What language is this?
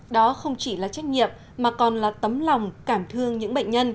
Vietnamese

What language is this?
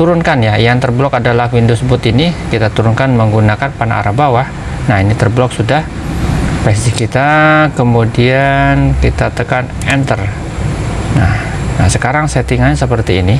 Indonesian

